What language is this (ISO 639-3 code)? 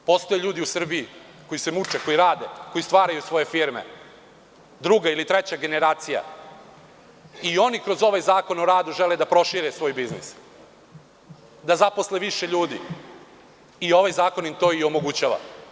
srp